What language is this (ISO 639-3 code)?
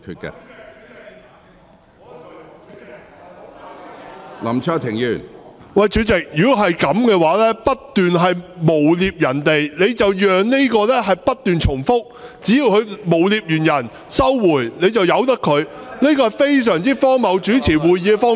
yue